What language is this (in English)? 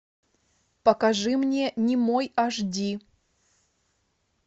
Russian